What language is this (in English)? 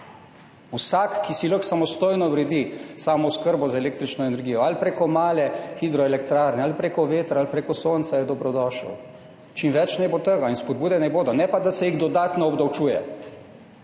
Slovenian